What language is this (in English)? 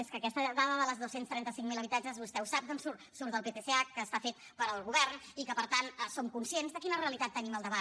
Catalan